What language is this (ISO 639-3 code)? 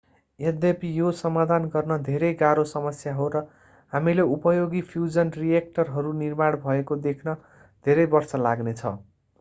nep